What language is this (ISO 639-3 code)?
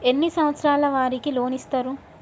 tel